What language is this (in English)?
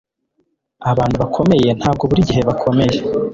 Kinyarwanda